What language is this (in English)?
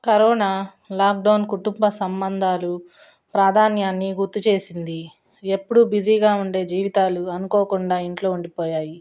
Telugu